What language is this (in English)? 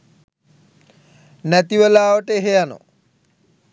Sinhala